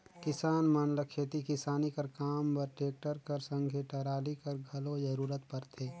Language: Chhattisgarhi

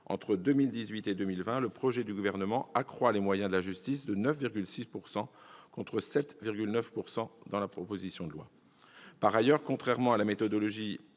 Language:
French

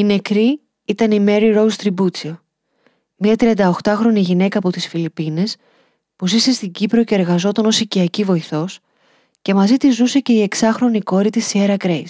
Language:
Greek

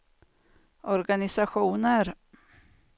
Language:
Swedish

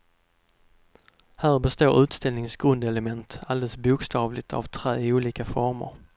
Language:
Swedish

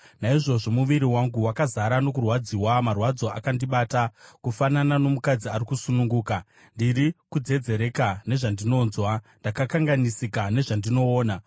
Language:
Shona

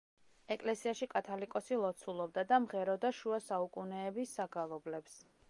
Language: Georgian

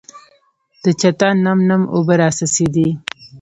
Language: Pashto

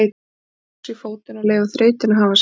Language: Icelandic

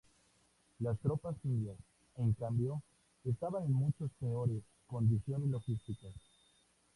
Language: Spanish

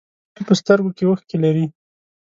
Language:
Pashto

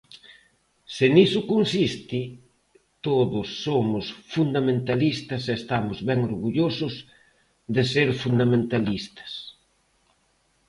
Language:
Galician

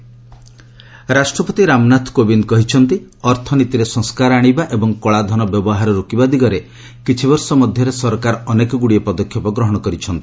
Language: Odia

